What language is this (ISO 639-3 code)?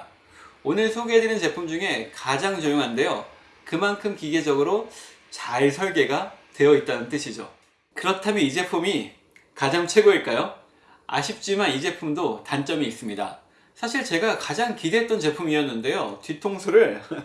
kor